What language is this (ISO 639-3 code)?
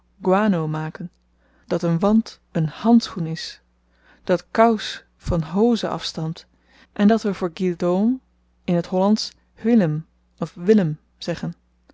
nld